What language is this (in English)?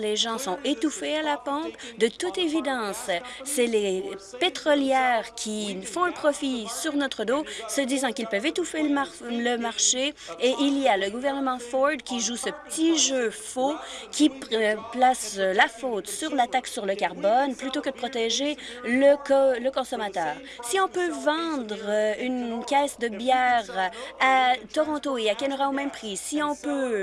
French